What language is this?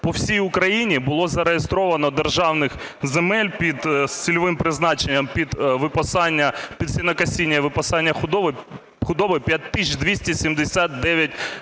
Ukrainian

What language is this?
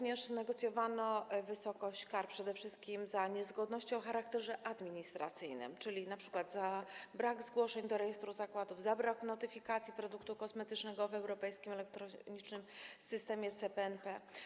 Polish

